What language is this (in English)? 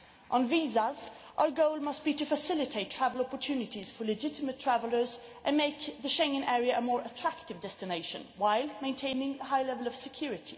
English